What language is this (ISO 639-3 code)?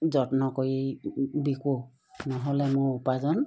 asm